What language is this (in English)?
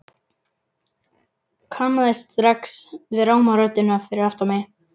Icelandic